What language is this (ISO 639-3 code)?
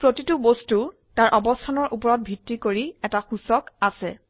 asm